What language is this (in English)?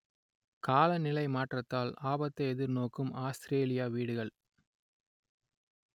Tamil